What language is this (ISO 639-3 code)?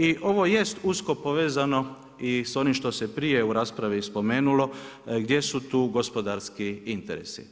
hrv